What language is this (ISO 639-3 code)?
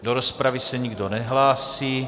ces